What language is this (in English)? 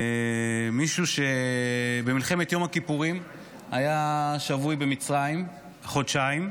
Hebrew